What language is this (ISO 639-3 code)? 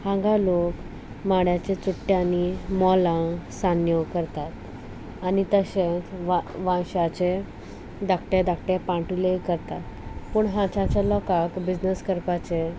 kok